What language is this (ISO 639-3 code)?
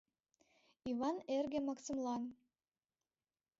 chm